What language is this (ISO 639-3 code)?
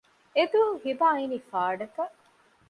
div